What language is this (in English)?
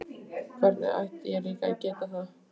Icelandic